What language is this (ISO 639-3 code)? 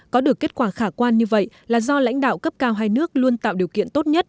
vie